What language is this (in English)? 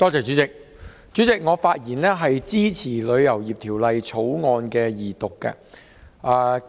Cantonese